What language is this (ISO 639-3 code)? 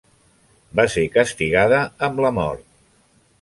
cat